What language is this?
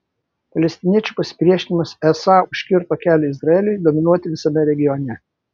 Lithuanian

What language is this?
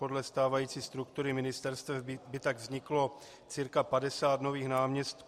Czech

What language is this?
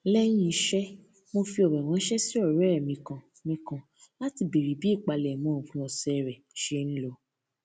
Yoruba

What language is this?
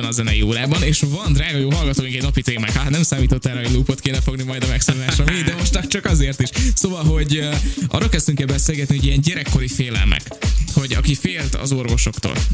Hungarian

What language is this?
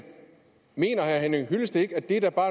Danish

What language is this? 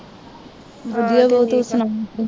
Punjabi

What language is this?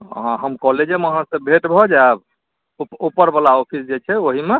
Maithili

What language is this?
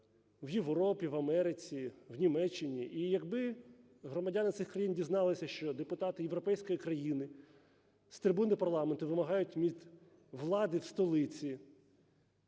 Ukrainian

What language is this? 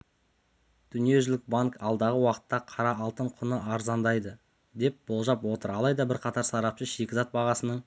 Kazakh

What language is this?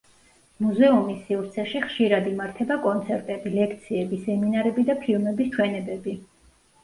Georgian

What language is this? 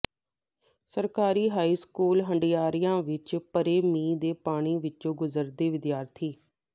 Punjabi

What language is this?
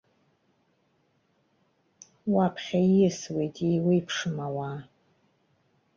Abkhazian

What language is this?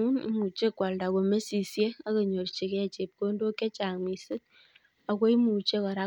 Kalenjin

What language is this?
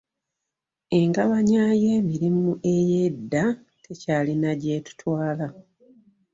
Ganda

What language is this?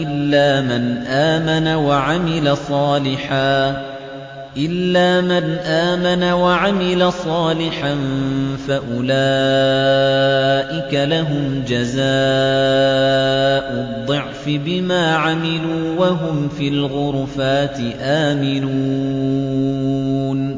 Arabic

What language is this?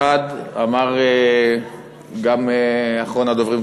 Hebrew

